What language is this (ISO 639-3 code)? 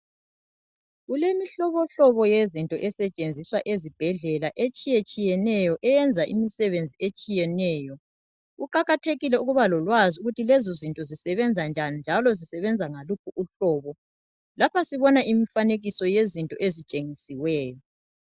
nde